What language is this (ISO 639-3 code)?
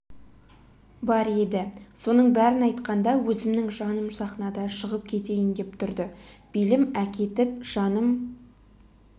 kaz